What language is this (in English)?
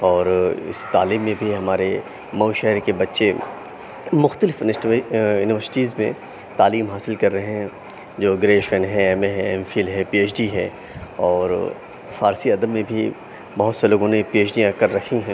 Urdu